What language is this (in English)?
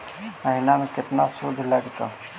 Magahi